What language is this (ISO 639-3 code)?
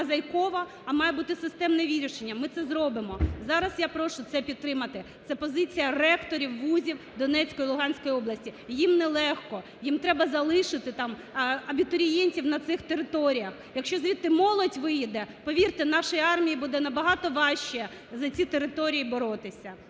ukr